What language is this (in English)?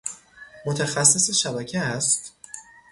Persian